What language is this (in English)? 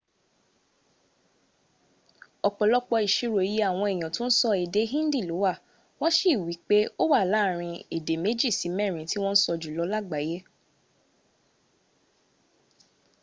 Yoruba